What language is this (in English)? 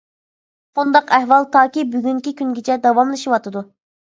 Uyghur